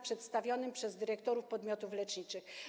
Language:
Polish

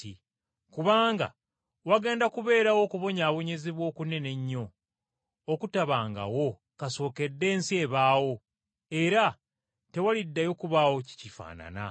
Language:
Ganda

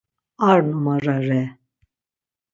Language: Laz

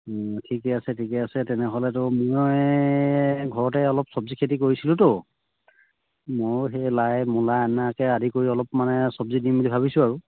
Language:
Assamese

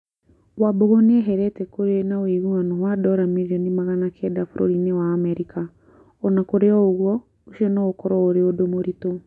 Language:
Kikuyu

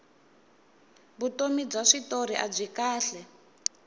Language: Tsonga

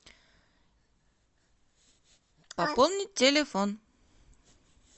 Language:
Russian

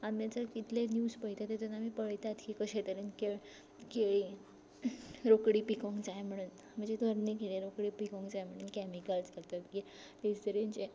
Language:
Konkani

